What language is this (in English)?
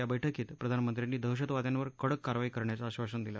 Marathi